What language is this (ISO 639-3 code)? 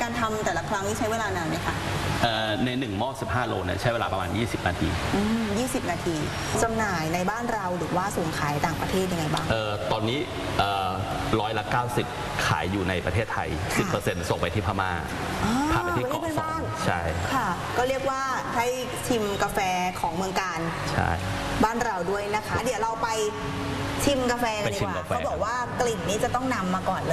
tha